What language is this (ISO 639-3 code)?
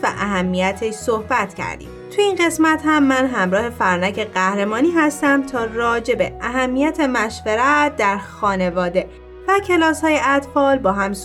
fas